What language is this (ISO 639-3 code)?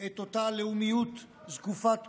heb